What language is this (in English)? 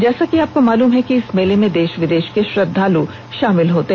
Hindi